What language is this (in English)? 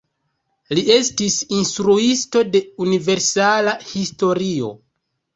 Esperanto